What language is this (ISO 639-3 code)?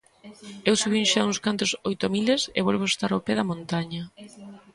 glg